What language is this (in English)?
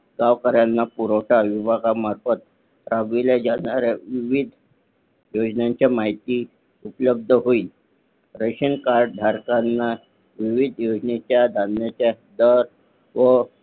Marathi